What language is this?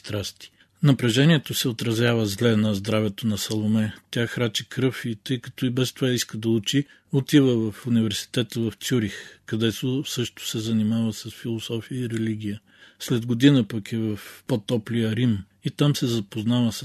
Bulgarian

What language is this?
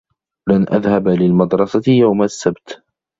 Arabic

